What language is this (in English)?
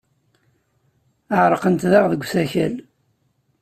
Kabyle